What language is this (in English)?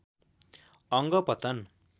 Nepali